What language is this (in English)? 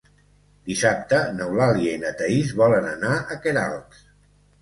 Catalan